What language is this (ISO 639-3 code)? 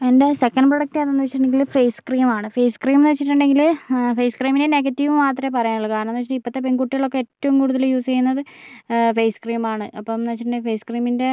mal